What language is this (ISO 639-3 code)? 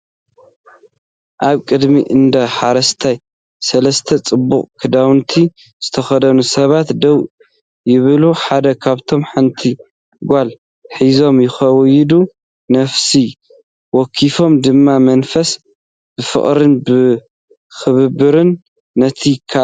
tir